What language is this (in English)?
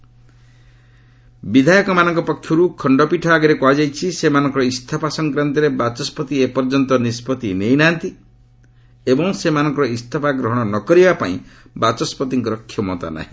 Odia